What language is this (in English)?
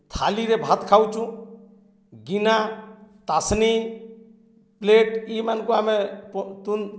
Odia